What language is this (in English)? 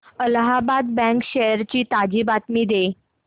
Marathi